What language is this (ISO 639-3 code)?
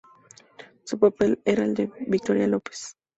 spa